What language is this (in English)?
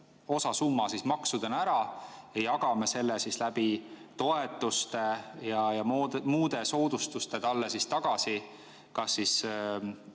Estonian